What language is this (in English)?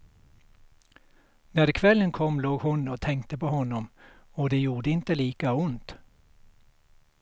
Swedish